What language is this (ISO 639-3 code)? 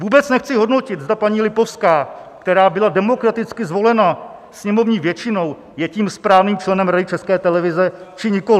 ces